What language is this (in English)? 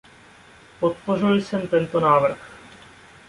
Czech